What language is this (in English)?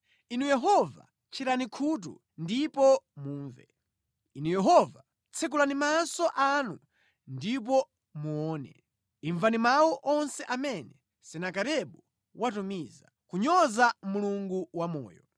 Nyanja